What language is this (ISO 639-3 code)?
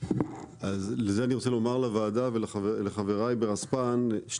heb